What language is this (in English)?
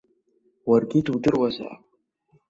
Abkhazian